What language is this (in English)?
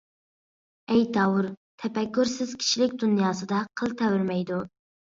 Uyghur